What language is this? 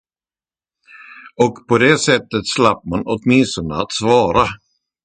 Swedish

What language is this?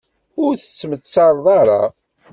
Kabyle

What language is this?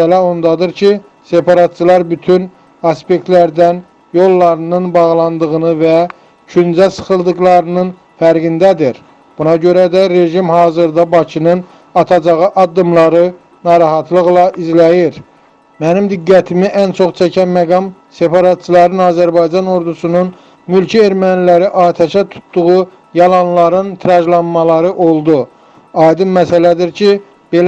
Turkish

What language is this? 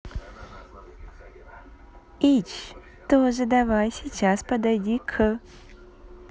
Russian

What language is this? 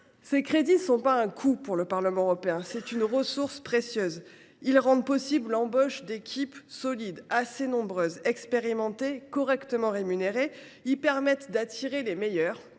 French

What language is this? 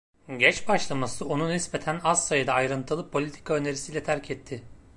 Turkish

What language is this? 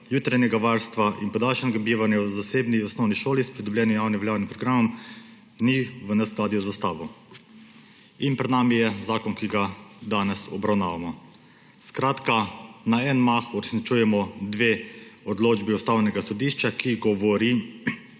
Slovenian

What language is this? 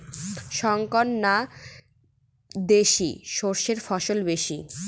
Bangla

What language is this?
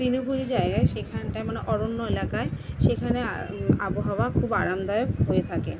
Bangla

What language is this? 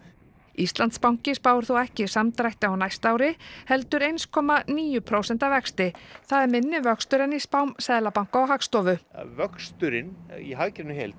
Icelandic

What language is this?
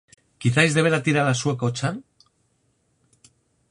Galician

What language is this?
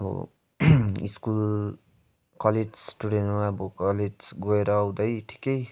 Nepali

